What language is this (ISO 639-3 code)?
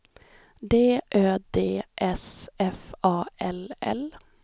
swe